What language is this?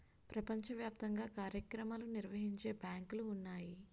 Telugu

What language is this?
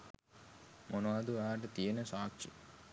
Sinhala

